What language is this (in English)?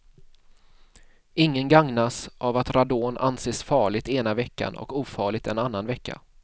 Swedish